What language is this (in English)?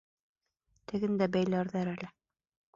Bashkir